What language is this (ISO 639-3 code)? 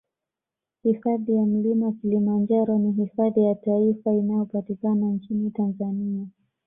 swa